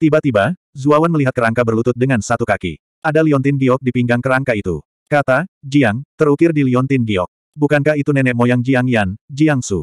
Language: Indonesian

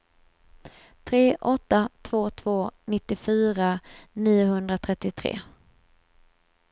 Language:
Swedish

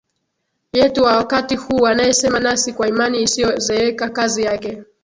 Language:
Swahili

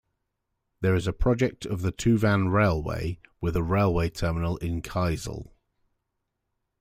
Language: English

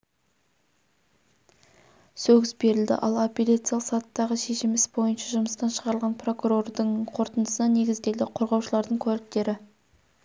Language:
Kazakh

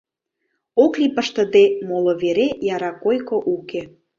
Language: Mari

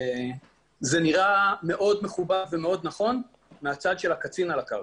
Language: Hebrew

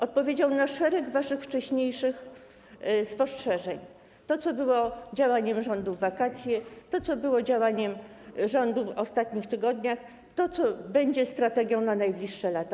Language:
Polish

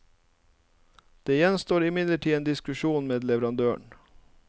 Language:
Norwegian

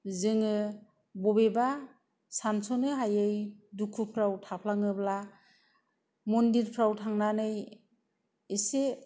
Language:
Bodo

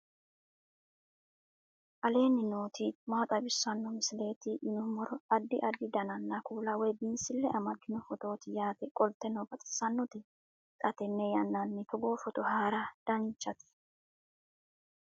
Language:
Sidamo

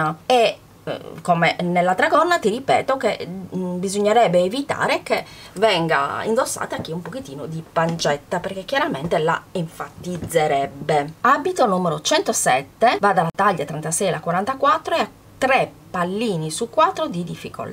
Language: Italian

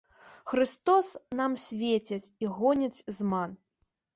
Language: Belarusian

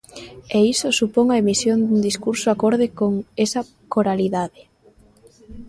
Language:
Galician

